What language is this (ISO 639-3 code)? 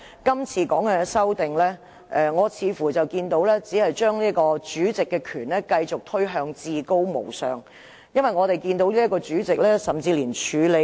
yue